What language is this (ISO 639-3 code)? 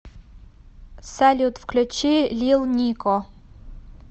rus